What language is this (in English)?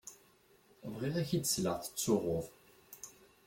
Kabyle